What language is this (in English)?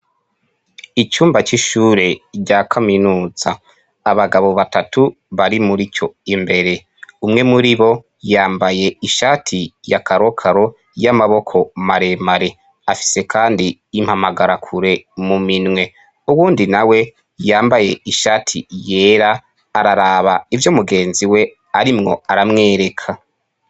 Rundi